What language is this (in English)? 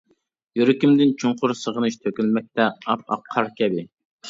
Uyghur